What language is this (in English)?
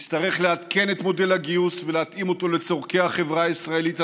Hebrew